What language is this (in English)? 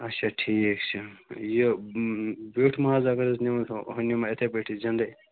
Kashmiri